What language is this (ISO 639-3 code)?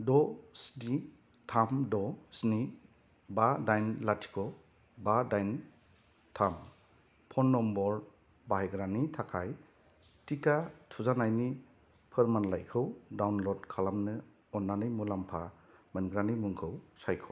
brx